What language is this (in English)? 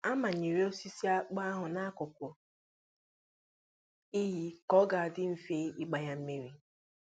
Igbo